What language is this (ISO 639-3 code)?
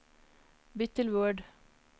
nor